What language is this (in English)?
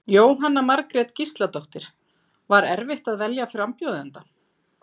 Icelandic